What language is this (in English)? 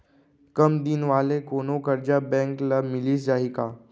Chhattisgarhi